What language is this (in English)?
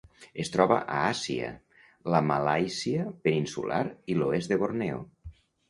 Catalan